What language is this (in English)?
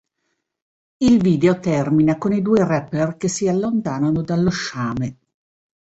Italian